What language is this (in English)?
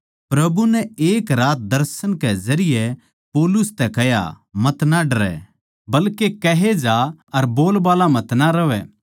Haryanvi